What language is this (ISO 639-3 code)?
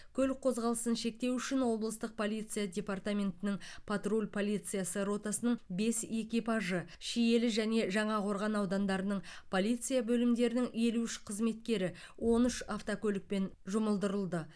kaz